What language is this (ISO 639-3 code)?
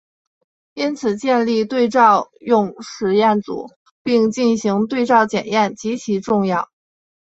zho